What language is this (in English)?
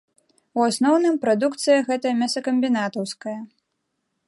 Belarusian